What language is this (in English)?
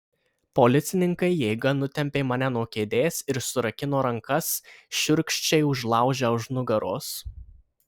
Lithuanian